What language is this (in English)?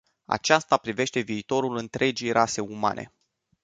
Romanian